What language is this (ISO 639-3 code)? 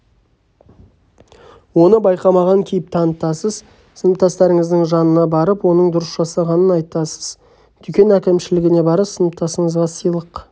kaz